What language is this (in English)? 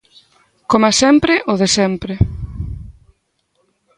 Galician